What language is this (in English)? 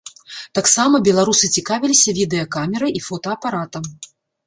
Belarusian